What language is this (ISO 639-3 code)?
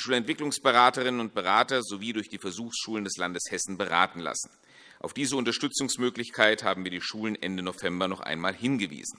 deu